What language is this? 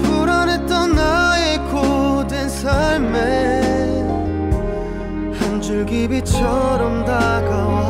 Korean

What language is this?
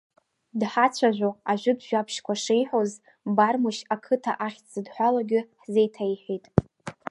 Abkhazian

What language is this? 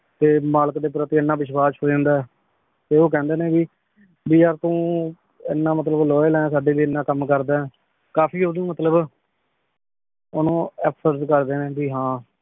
Punjabi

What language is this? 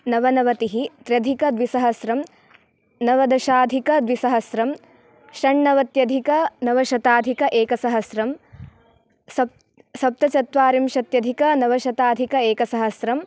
Sanskrit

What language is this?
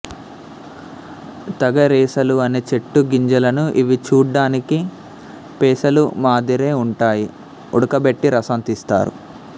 Telugu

